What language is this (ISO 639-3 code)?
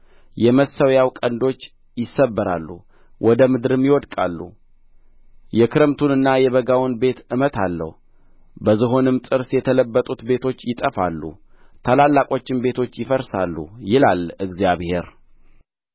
amh